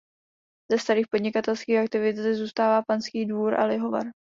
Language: Czech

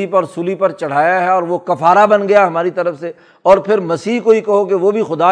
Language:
Urdu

